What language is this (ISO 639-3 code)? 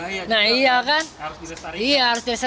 ind